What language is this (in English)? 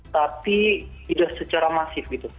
Indonesian